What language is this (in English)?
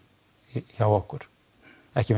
Icelandic